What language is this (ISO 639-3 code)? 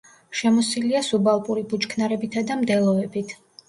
kat